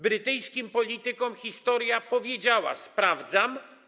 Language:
Polish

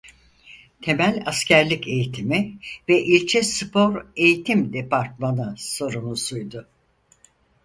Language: Turkish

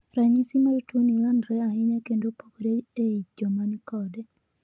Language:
Luo (Kenya and Tanzania)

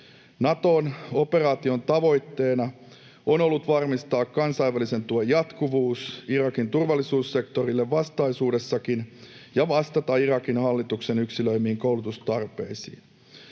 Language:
Finnish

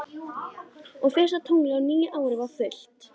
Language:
Icelandic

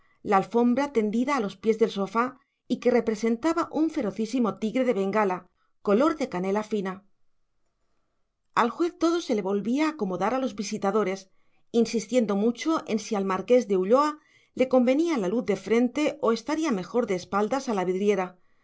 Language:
Spanish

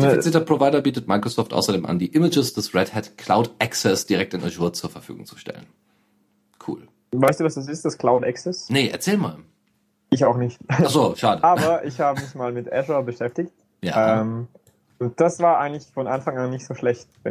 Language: German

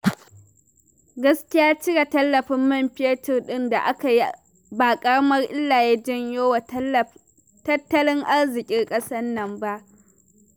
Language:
Hausa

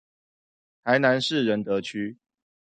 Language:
Chinese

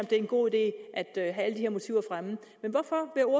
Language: Danish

